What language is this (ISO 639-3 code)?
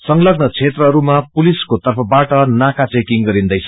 nep